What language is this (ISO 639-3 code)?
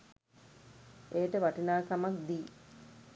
sin